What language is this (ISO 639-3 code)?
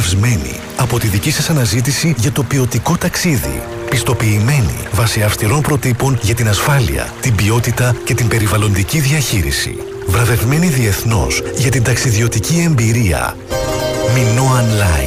ell